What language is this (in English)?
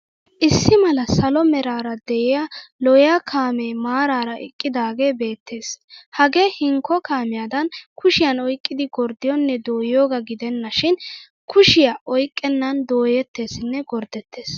Wolaytta